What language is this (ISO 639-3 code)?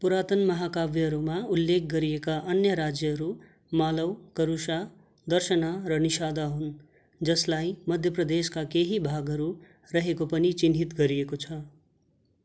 nep